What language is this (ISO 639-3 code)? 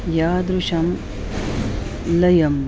san